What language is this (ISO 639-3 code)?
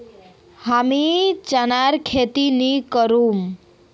mag